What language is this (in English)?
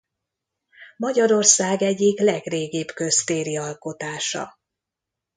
Hungarian